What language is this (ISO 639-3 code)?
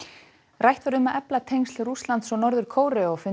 isl